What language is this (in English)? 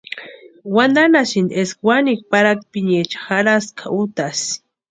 Western Highland Purepecha